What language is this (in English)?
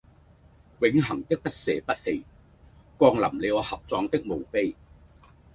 Cantonese